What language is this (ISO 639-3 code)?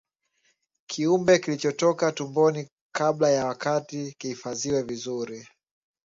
swa